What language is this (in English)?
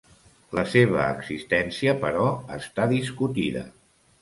Catalan